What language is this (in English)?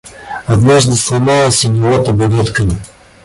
Russian